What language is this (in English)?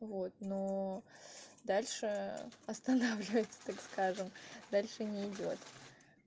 Russian